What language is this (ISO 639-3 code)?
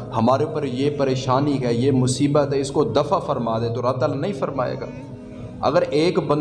urd